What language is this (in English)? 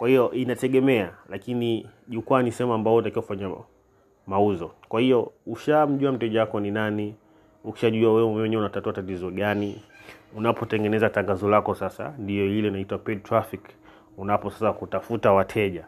Swahili